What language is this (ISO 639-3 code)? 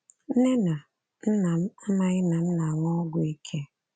ibo